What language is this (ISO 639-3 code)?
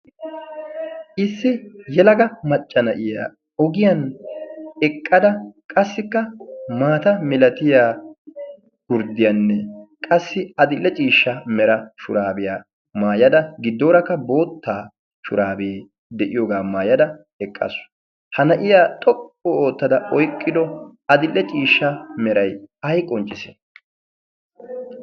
wal